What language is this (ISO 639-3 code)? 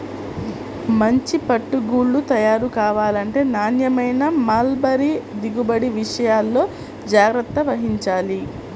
tel